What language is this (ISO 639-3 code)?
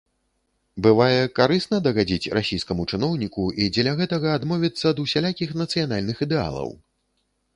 bel